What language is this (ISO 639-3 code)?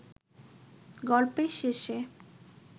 ben